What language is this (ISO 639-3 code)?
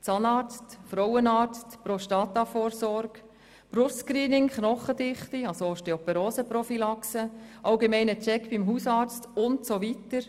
gsw